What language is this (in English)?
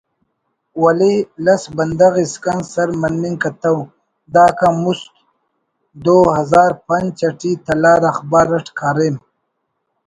Brahui